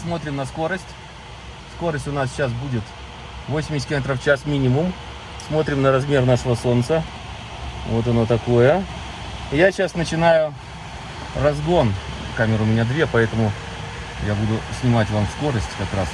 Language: Russian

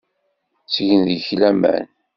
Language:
Kabyle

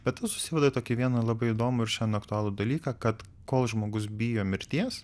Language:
Lithuanian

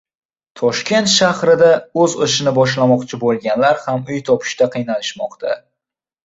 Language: Uzbek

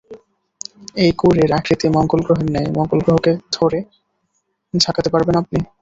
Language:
Bangla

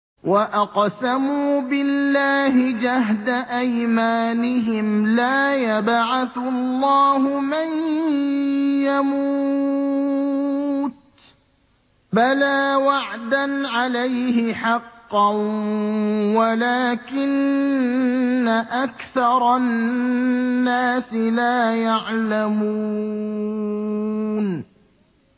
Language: Arabic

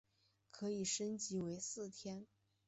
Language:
Chinese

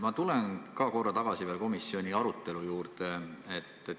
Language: Estonian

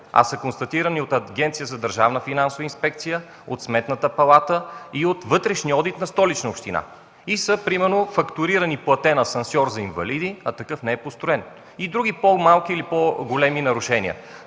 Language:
Bulgarian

